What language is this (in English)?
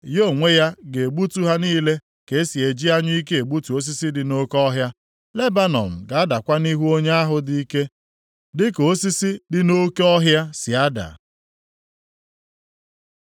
Igbo